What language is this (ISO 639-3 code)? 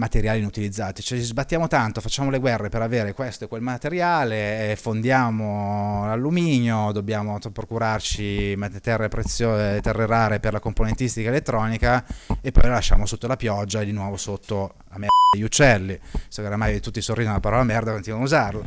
ita